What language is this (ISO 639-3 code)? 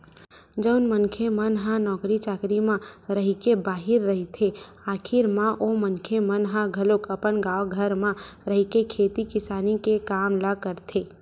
hne